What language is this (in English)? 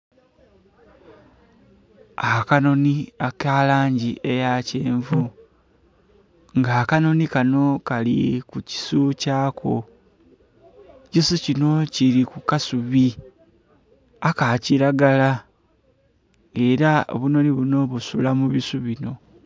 Soga